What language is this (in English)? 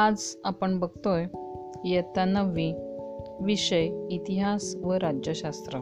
Marathi